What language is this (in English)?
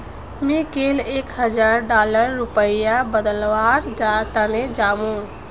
Magahi